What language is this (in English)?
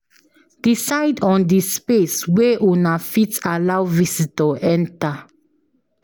Nigerian Pidgin